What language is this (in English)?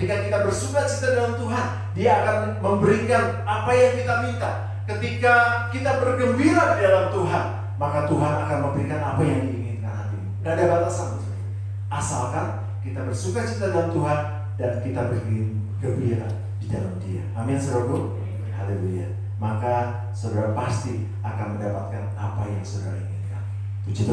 Indonesian